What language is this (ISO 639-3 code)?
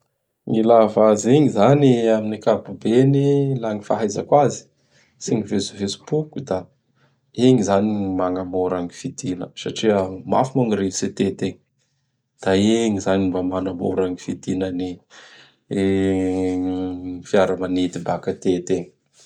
bhr